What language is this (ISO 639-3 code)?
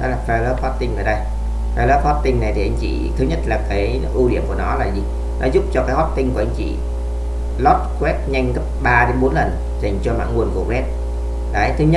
vie